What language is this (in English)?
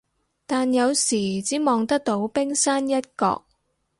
Cantonese